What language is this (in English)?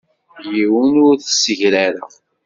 Kabyle